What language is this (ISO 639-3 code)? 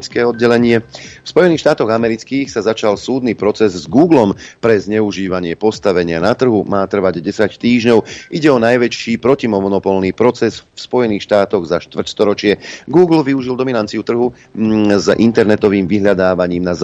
slk